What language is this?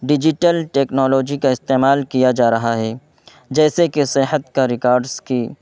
Urdu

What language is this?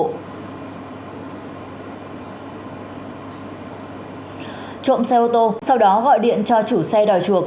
Vietnamese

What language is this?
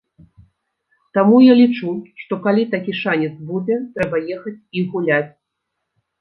Belarusian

